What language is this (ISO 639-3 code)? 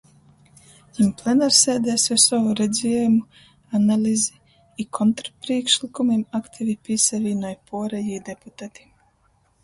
ltg